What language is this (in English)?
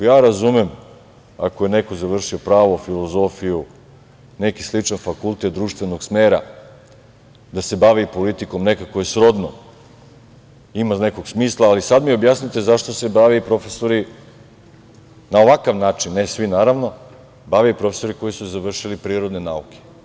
Serbian